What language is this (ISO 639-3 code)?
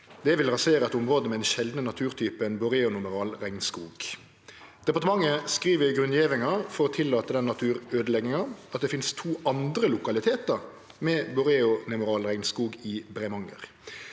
nor